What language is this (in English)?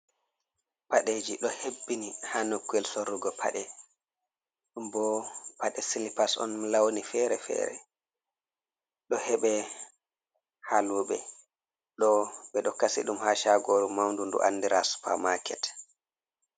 Fula